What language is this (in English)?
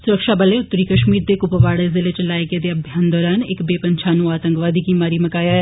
Dogri